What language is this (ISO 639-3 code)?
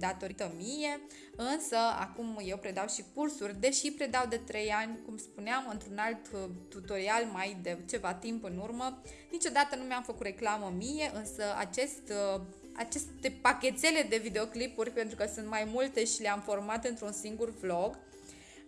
ron